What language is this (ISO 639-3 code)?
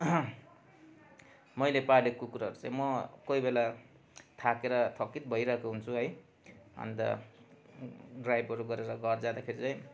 nep